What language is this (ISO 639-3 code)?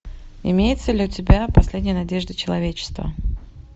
rus